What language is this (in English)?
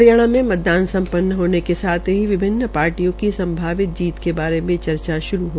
Hindi